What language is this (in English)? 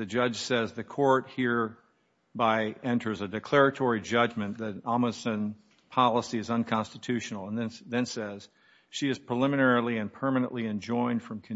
English